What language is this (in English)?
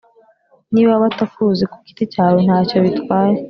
Kinyarwanda